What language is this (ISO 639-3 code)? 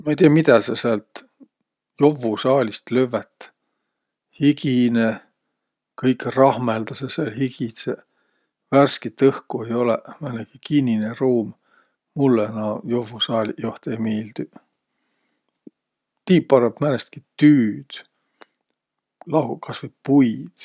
vro